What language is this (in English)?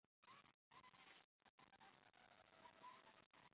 Chinese